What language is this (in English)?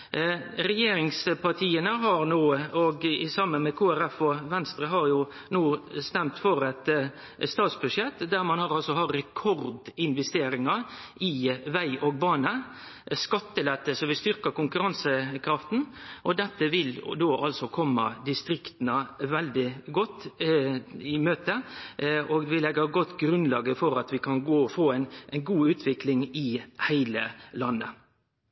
Norwegian Nynorsk